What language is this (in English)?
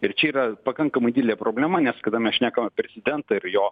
Lithuanian